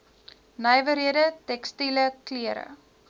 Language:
Afrikaans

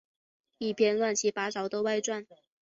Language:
Chinese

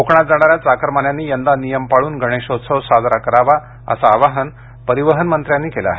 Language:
Marathi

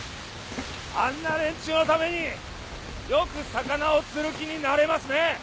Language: Japanese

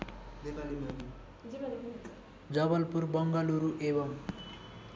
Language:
Nepali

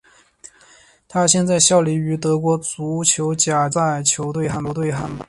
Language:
Chinese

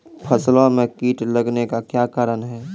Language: Maithili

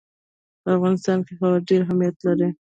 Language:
Pashto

